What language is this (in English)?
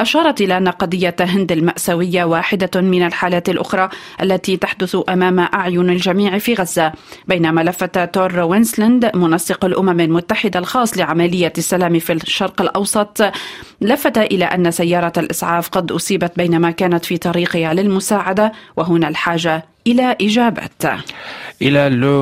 Arabic